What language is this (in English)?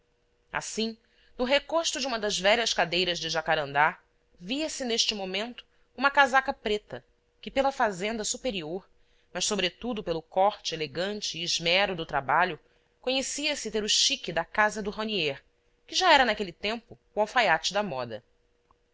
Portuguese